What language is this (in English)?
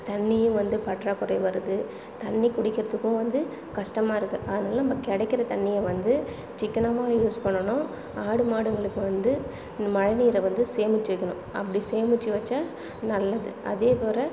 Tamil